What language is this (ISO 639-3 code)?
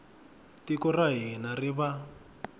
tso